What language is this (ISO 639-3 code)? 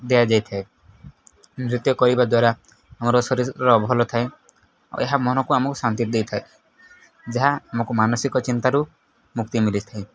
ori